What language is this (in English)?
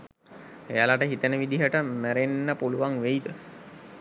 Sinhala